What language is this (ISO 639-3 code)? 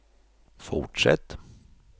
swe